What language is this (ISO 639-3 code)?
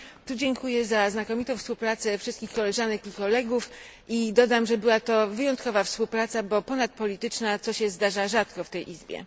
pol